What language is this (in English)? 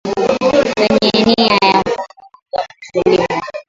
Swahili